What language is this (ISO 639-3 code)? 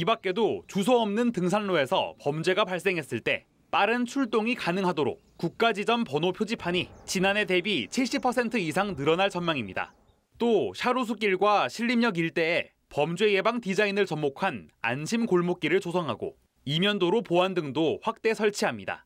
kor